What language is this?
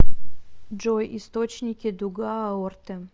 Russian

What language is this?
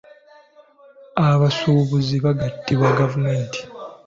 Ganda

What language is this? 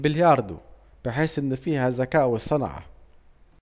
Saidi Arabic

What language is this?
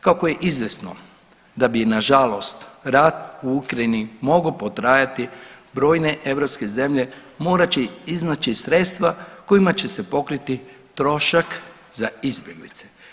Croatian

